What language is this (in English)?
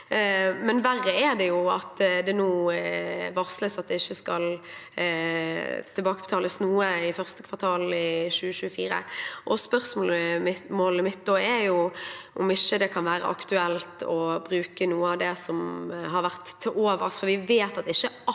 Norwegian